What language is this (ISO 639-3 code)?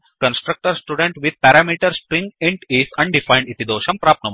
san